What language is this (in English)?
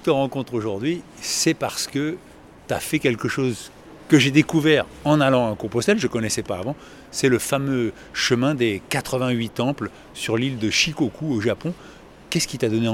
French